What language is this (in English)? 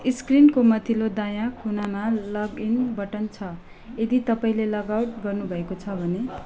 Nepali